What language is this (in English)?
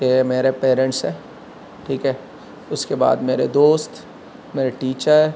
Urdu